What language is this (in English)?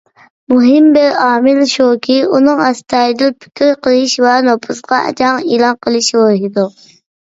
Uyghur